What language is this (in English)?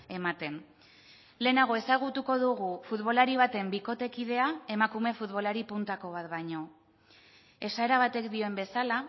Basque